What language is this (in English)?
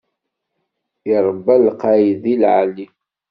Kabyle